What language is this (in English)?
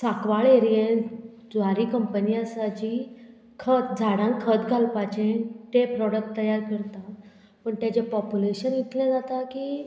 Konkani